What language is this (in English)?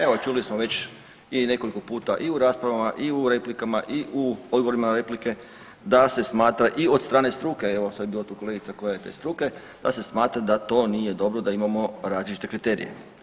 Croatian